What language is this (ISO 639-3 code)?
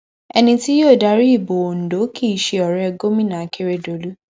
yor